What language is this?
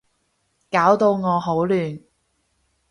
Cantonese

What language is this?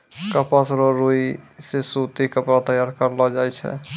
Maithili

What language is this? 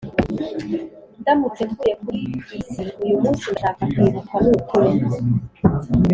Kinyarwanda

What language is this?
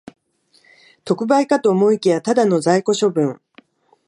Japanese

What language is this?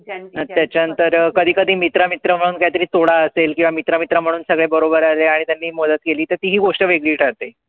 Marathi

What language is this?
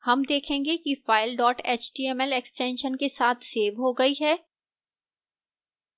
Hindi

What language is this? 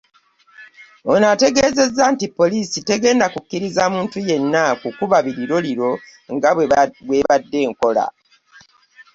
Ganda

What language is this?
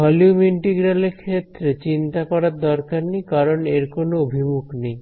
Bangla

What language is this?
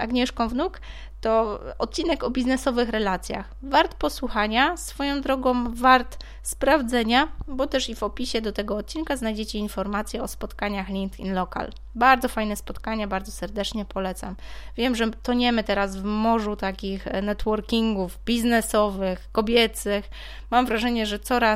Polish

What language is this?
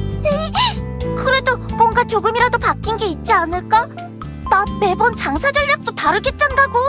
Korean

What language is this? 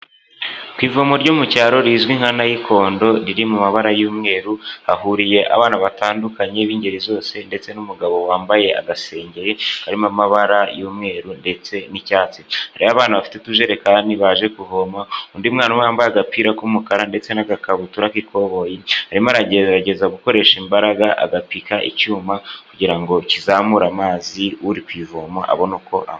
Kinyarwanda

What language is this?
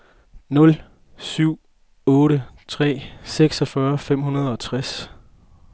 Danish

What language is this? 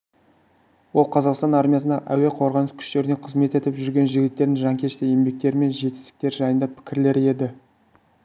Kazakh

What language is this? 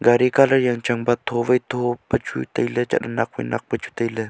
Wancho Naga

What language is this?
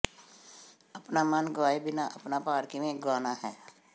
Punjabi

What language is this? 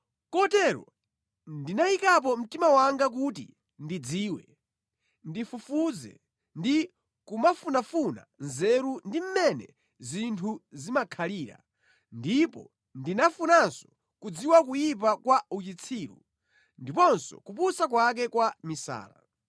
Nyanja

